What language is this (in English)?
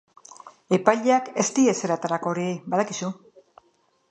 Basque